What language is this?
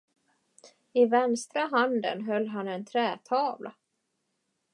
Swedish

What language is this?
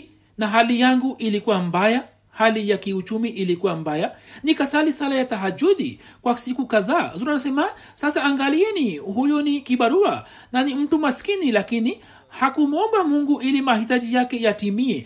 Swahili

